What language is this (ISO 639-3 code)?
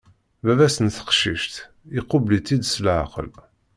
kab